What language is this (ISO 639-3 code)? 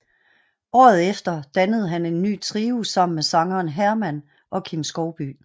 dan